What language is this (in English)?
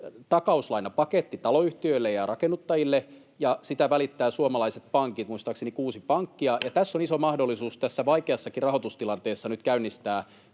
Finnish